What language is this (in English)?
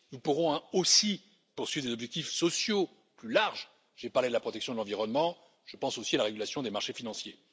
French